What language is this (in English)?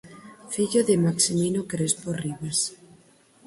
Galician